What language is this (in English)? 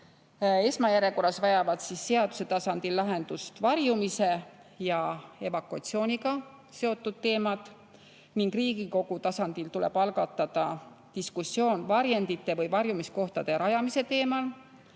Estonian